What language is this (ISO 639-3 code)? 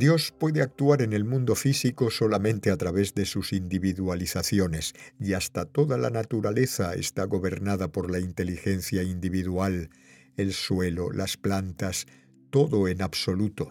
spa